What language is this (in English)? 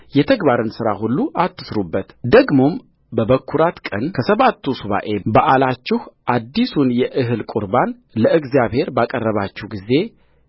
Amharic